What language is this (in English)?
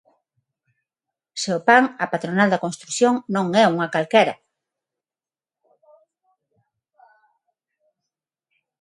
Galician